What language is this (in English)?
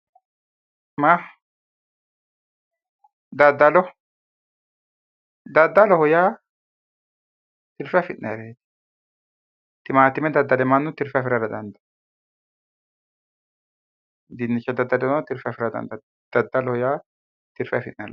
Sidamo